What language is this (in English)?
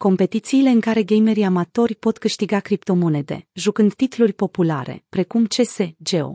Romanian